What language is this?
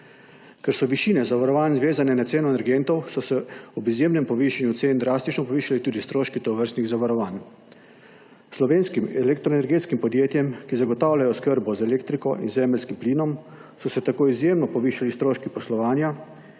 Slovenian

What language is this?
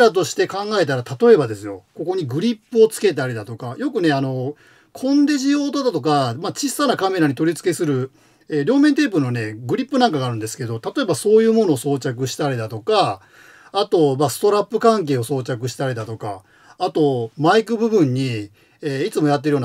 Japanese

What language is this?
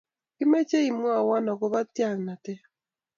Kalenjin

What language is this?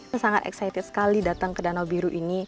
Indonesian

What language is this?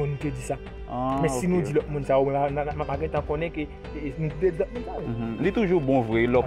French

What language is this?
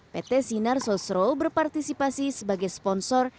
Indonesian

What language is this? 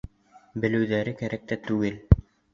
Bashkir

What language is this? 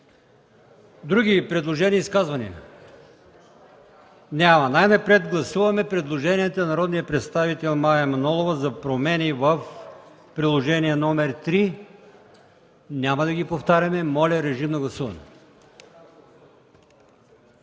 Bulgarian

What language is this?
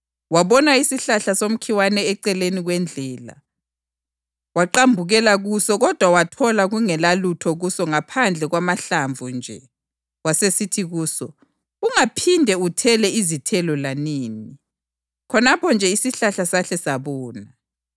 North Ndebele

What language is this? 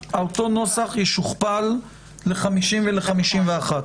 Hebrew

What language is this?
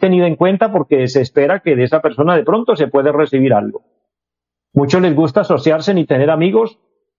Spanish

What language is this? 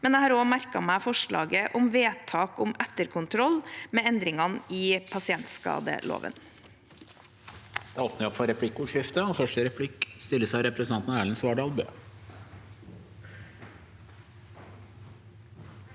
Norwegian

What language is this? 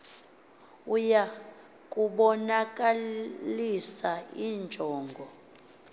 Xhosa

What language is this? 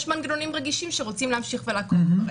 Hebrew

